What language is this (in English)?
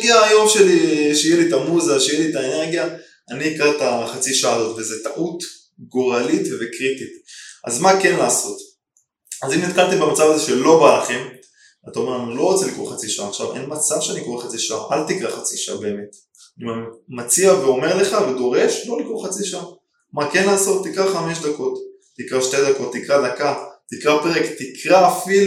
Hebrew